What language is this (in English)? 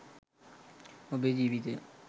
Sinhala